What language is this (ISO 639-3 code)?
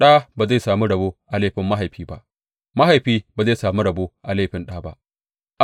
hau